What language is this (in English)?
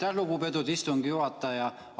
Estonian